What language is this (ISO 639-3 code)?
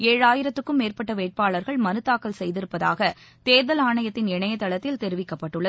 tam